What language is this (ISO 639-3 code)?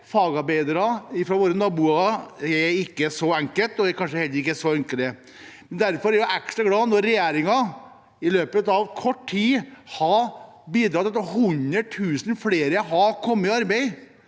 nor